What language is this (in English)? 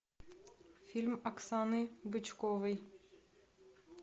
Russian